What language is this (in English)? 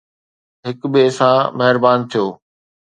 Sindhi